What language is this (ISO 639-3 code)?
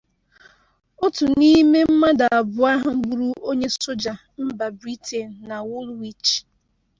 ibo